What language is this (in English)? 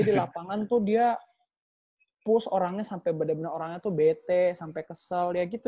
Indonesian